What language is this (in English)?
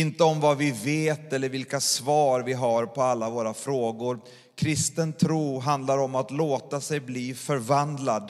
Swedish